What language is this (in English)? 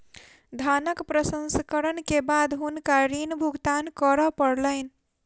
Maithili